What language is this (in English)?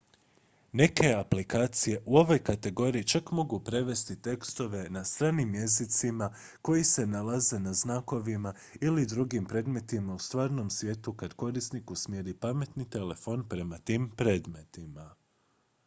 Croatian